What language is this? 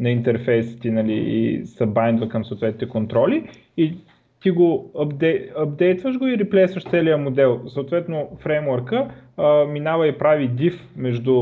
Bulgarian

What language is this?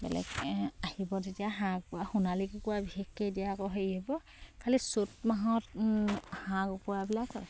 Assamese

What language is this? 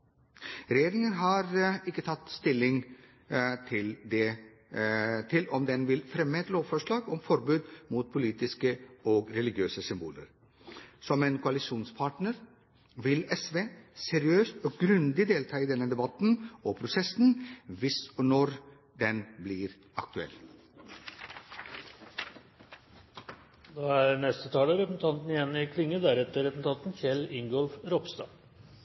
Norwegian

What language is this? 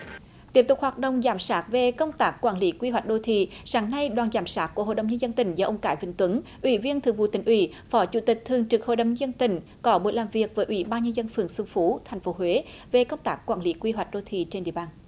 Vietnamese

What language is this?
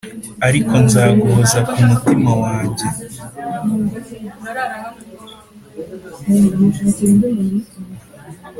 Kinyarwanda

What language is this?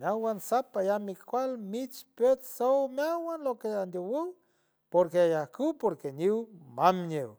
San Francisco Del Mar Huave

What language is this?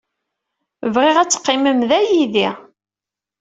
Kabyle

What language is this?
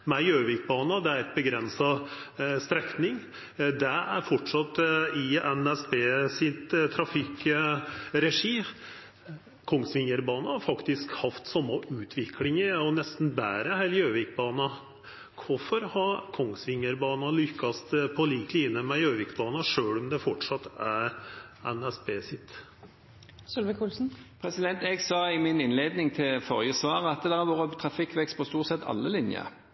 Norwegian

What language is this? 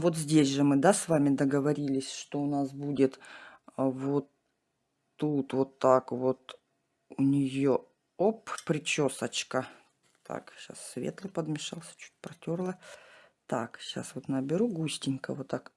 Russian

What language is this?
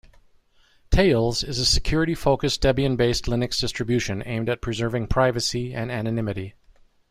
English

